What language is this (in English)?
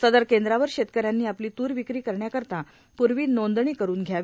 Marathi